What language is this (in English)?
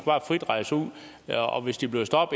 Danish